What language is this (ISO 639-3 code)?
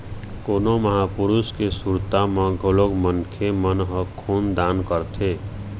hne